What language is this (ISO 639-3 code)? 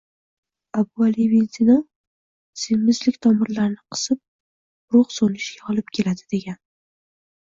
uzb